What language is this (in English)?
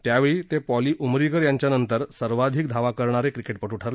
Marathi